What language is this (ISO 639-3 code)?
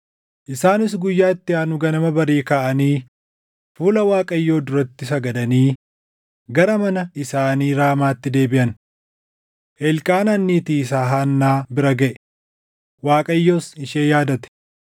orm